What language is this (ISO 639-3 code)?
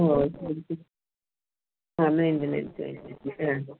mal